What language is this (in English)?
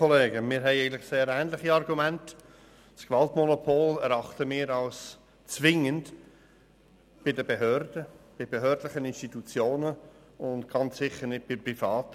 Swiss German